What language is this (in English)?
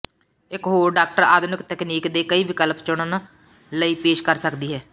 Punjabi